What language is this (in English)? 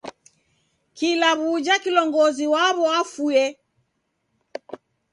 Taita